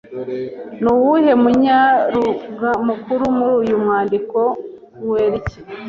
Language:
Kinyarwanda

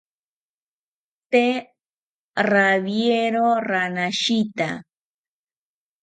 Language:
South Ucayali Ashéninka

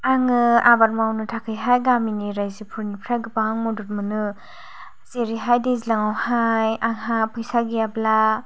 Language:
Bodo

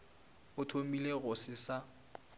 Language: Northern Sotho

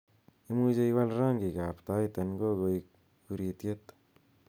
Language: Kalenjin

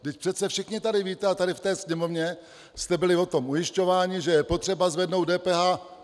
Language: Czech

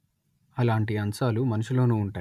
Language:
Telugu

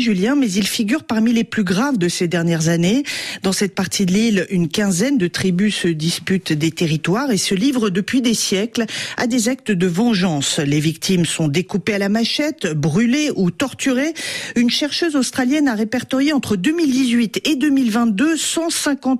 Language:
French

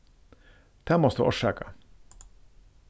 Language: Faroese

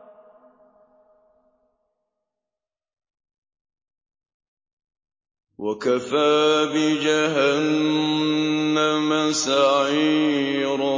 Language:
Arabic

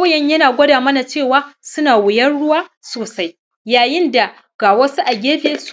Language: Hausa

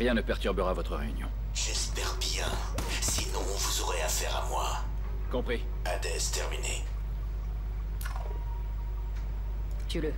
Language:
French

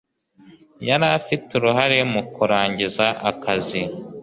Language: Kinyarwanda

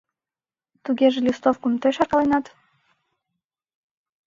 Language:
Mari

